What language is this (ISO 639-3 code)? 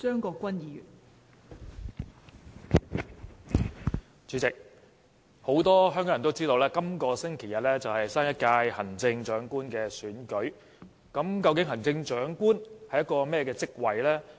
yue